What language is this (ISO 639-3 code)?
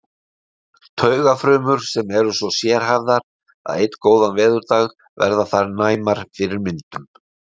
isl